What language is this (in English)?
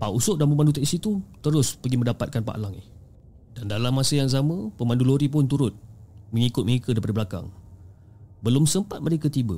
Malay